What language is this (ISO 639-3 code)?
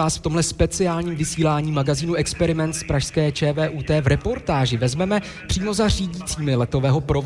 ces